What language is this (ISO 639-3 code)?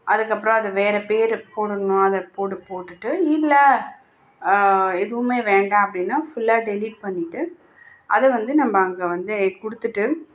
tam